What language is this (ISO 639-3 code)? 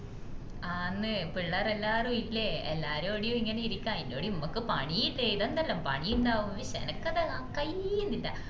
mal